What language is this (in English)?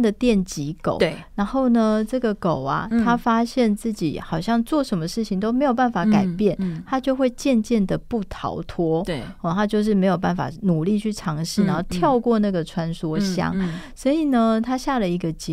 Chinese